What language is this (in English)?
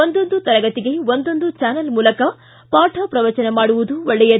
Kannada